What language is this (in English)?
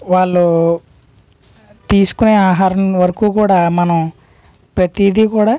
Telugu